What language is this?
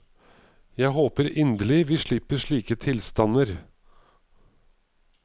Norwegian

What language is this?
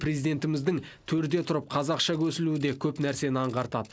Kazakh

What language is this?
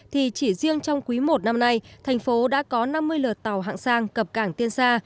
Vietnamese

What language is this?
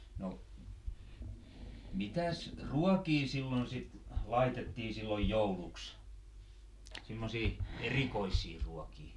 Finnish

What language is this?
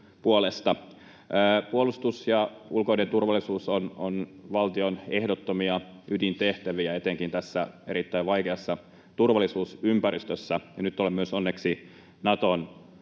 Finnish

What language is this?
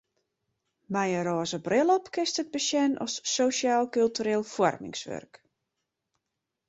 Western Frisian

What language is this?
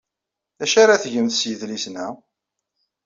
Kabyle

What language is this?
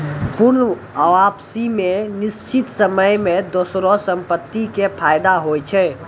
Maithili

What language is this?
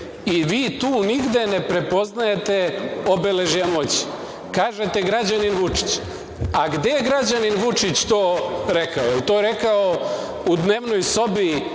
Serbian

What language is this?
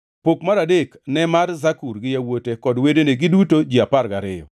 Luo (Kenya and Tanzania)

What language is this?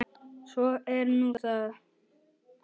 Icelandic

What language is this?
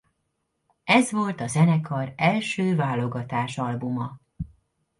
Hungarian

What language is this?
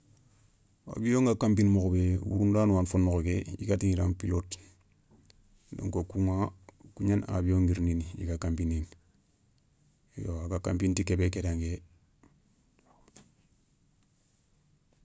Soninke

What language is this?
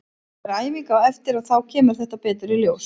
Icelandic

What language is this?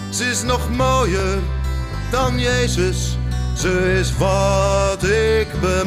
Dutch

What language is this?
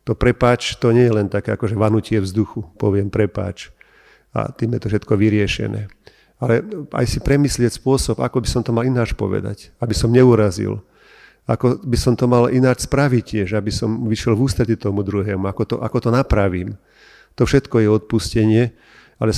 Slovak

